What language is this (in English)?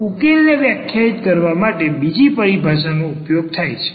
Gujarati